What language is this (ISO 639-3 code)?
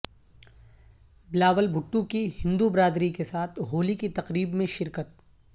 urd